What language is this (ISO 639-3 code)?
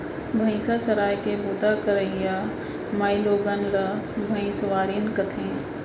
hne